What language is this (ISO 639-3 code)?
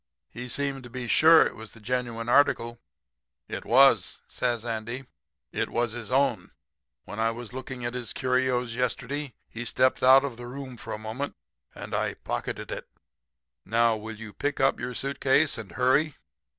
eng